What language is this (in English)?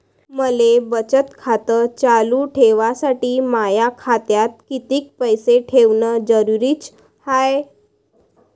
Marathi